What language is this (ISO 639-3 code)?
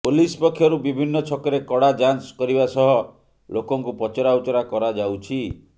ori